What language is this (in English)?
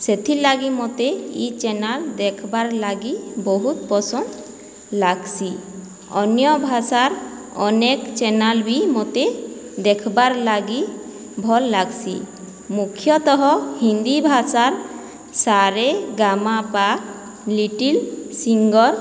Odia